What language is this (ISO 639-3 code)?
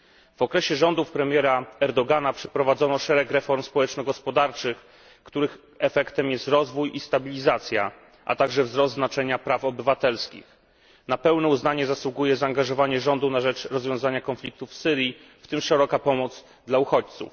pol